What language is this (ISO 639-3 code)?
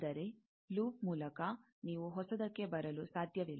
kan